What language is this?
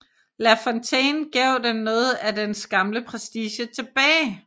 Danish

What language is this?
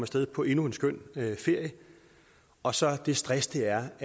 Danish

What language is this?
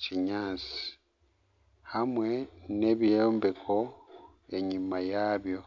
Nyankole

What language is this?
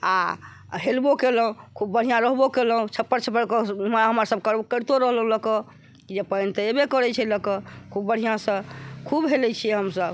Maithili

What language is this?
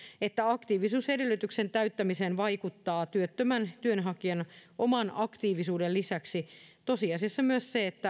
Finnish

